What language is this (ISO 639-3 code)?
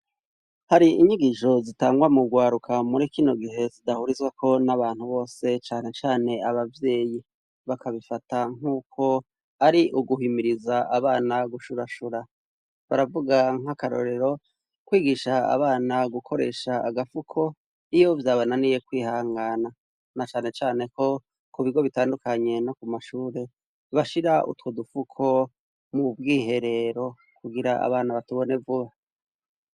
run